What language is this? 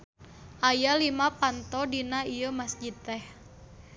Sundanese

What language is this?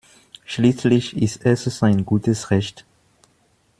German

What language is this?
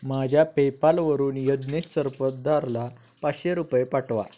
Marathi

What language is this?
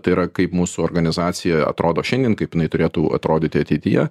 Lithuanian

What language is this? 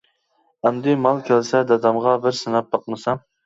Uyghur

